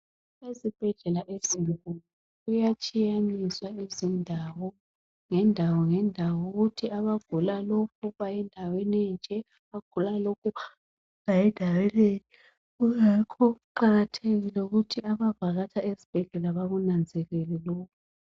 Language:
North Ndebele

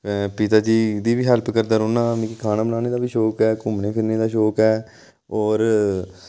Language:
Dogri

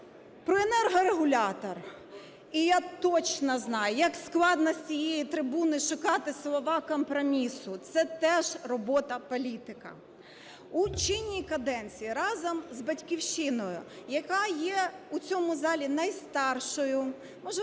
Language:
Ukrainian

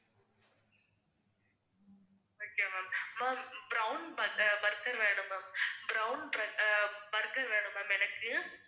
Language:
Tamil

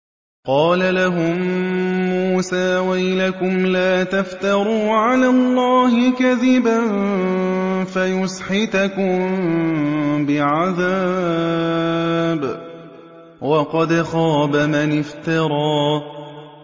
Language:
Arabic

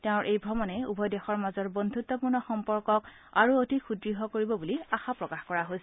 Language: Assamese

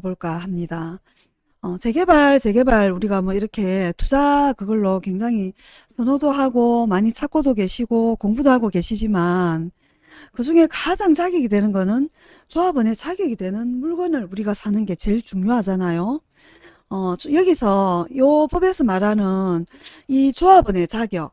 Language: Korean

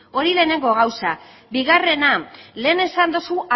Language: Basque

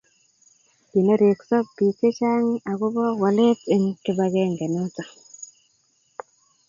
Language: Kalenjin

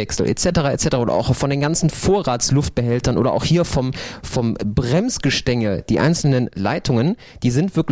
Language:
German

